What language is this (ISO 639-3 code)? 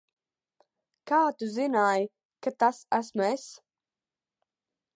lav